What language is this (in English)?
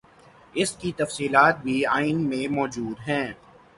Urdu